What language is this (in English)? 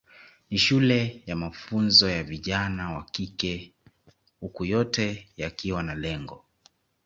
Swahili